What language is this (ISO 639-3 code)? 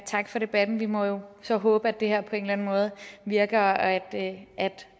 dan